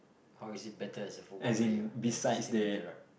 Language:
English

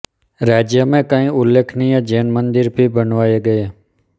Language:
Hindi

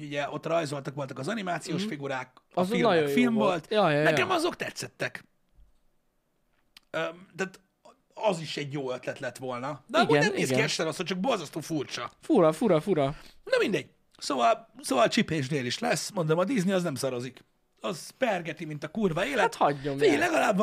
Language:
Hungarian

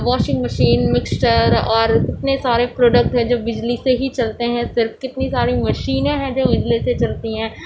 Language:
Urdu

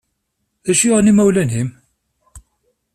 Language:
Kabyle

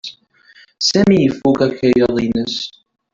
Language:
Kabyle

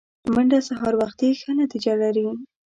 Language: Pashto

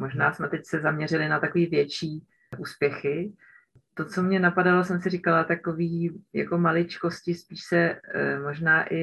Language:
Czech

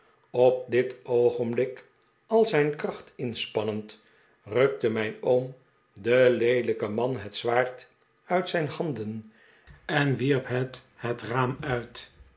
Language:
Dutch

